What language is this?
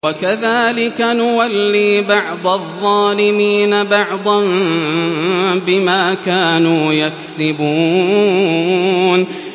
Arabic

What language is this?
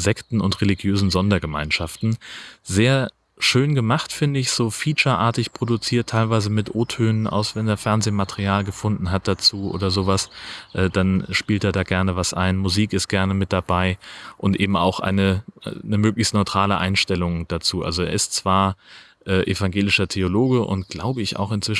German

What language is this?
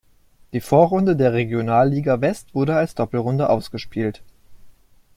German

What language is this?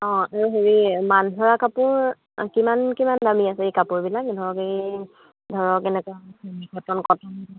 Assamese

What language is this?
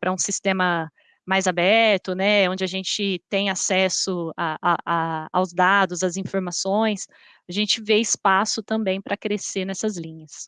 Portuguese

